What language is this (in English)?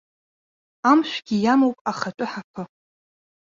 Abkhazian